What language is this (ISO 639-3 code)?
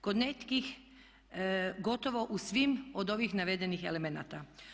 hrv